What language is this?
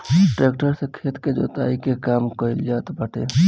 Bhojpuri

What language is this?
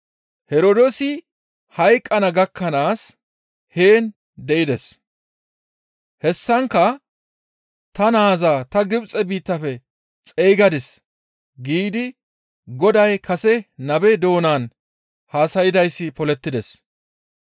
Gamo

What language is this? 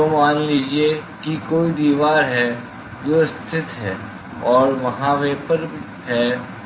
Hindi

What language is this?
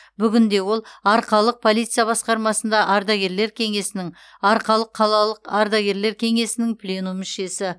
Kazakh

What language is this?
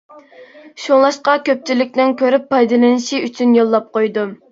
Uyghur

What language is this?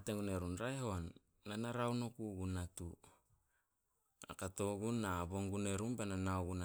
Solos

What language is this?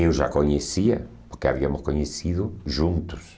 Portuguese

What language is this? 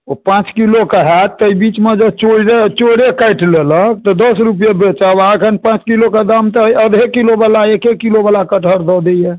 Maithili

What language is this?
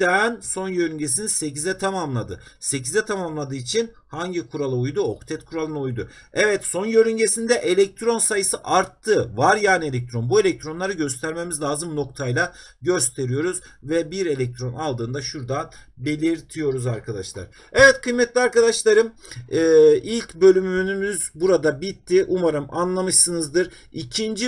Turkish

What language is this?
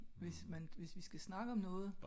Danish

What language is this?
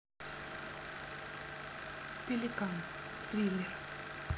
Russian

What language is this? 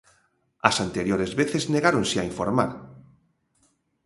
Galician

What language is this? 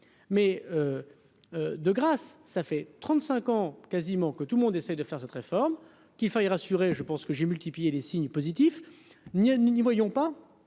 French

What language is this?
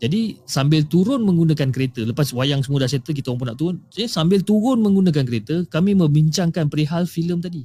Malay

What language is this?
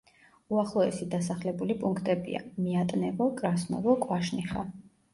Georgian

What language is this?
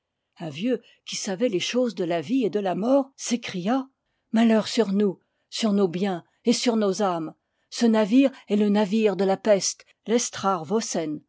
French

